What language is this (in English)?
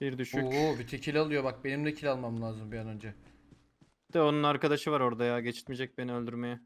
Turkish